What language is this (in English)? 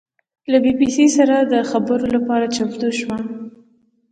Pashto